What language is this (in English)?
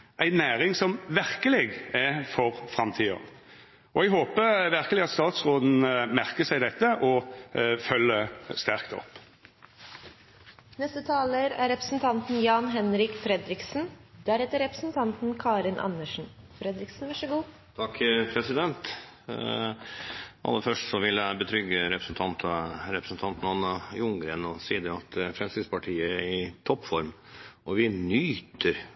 Norwegian